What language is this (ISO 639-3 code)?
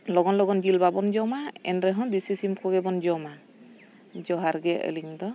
sat